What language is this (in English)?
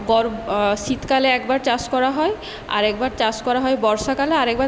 Bangla